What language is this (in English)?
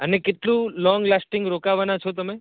Gujarati